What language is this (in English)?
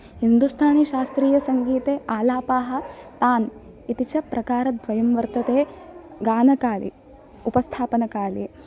Sanskrit